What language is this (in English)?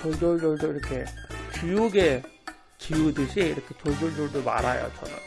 Korean